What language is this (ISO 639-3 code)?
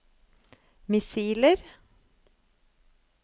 nor